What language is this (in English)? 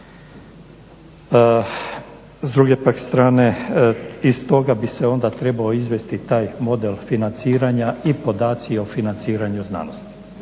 Croatian